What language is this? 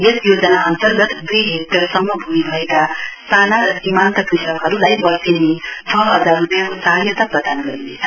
Nepali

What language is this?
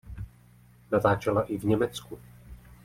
Czech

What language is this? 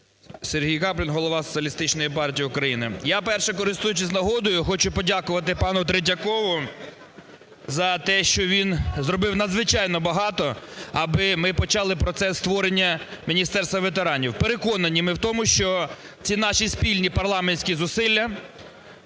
Ukrainian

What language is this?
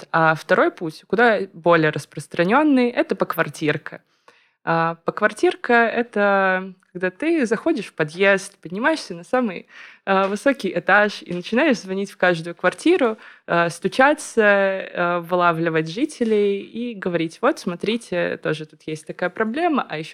Russian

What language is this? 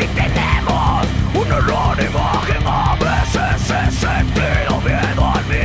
English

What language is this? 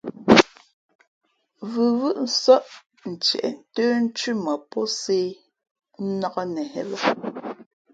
Fe'fe'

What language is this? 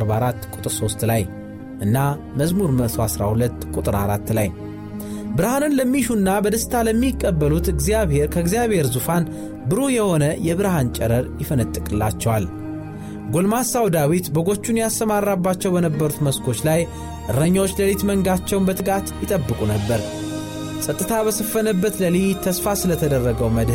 Amharic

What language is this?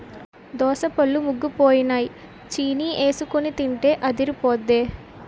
Telugu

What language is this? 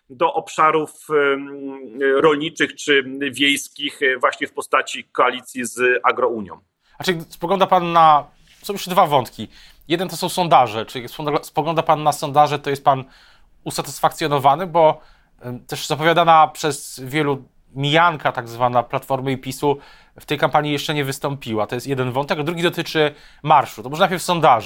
Polish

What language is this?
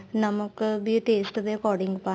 Punjabi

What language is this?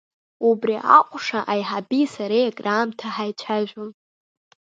Abkhazian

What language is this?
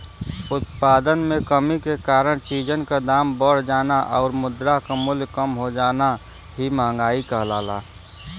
Bhojpuri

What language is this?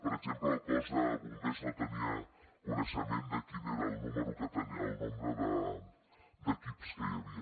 Catalan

